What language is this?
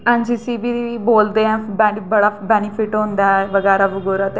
Dogri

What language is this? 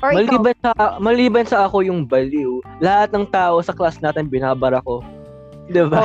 Filipino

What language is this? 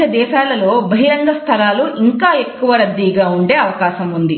Telugu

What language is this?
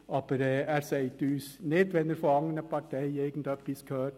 Swiss German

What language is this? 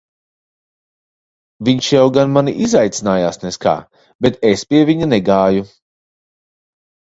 Latvian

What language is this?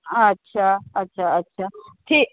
Maithili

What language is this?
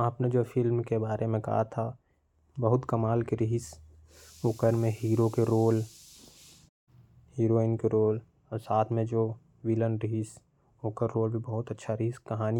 Korwa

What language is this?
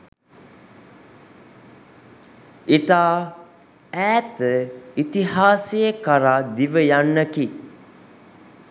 Sinhala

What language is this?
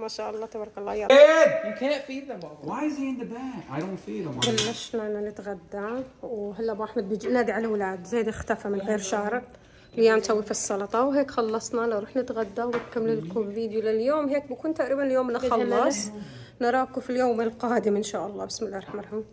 Arabic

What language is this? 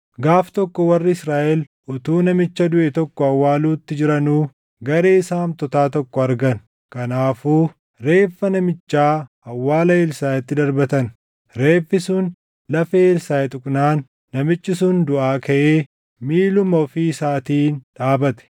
Oromo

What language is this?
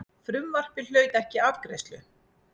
Icelandic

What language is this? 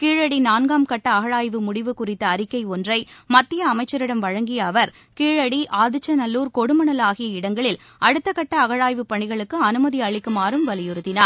Tamil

